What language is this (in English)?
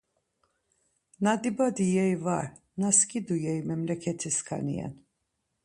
Laz